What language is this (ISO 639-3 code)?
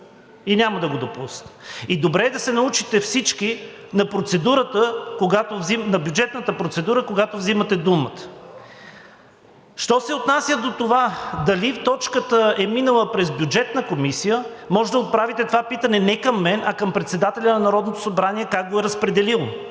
bul